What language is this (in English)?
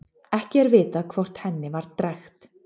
Icelandic